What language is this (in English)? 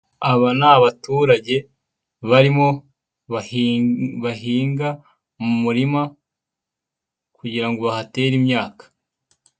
Kinyarwanda